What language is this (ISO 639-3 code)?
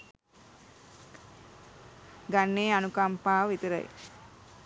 sin